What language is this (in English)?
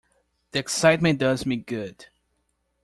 English